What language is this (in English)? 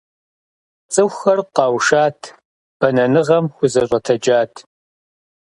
Kabardian